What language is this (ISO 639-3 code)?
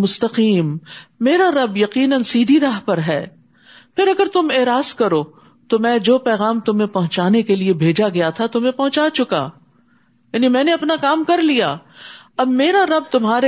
urd